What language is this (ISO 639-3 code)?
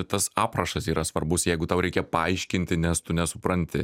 lit